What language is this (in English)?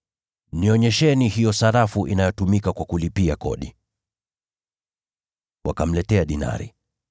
Swahili